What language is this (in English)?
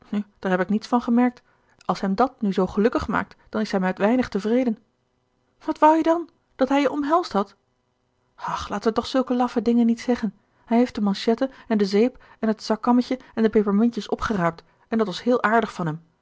Dutch